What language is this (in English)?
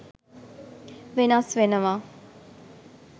Sinhala